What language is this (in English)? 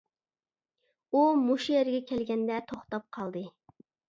Uyghur